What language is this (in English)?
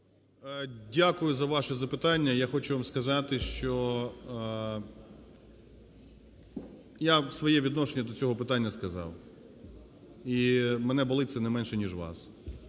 Ukrainian